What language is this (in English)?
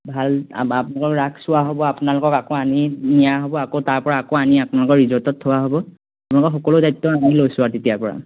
Assamese